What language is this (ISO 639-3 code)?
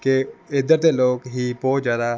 pan